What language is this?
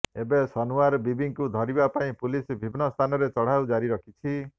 Odia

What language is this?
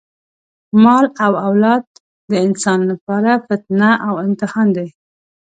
Pashto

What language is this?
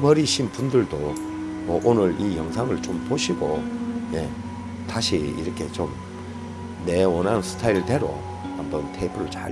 Korean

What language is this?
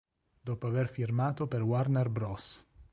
Italian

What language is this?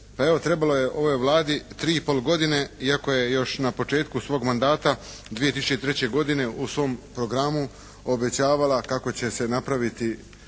Croatian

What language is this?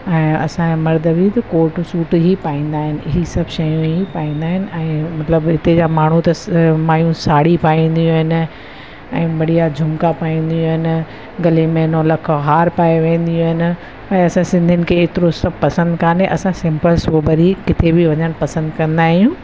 Sindhi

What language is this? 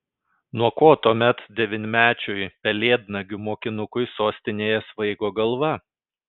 Lithuanian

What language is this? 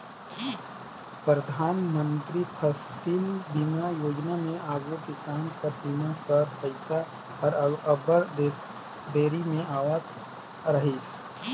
Chhattisgarhi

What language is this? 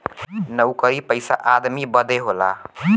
Bhojpuri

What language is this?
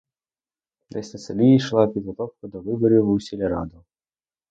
Ukrainian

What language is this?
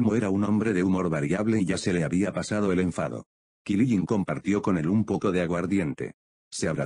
Spanish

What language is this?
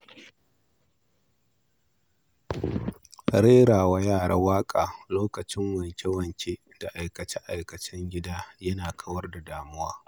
Hausa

